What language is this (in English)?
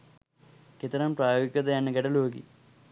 Sinhala